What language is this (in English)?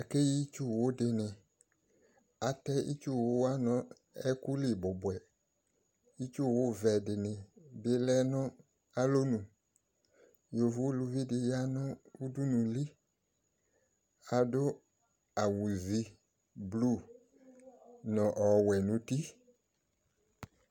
Ikposo